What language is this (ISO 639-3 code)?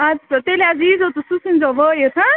kas